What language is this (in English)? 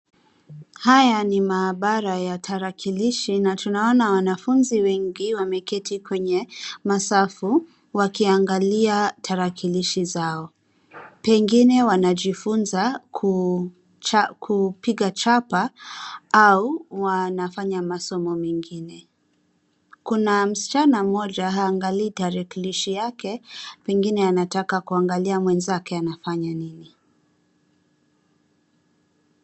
Swahili